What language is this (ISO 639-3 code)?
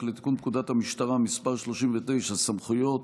heb